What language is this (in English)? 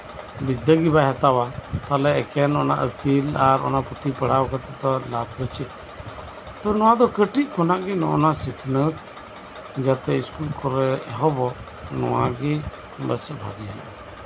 Santali